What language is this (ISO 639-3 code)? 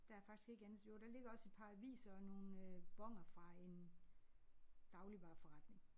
dan